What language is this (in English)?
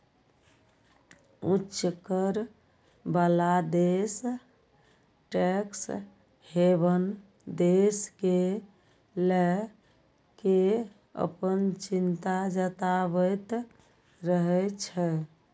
Maithili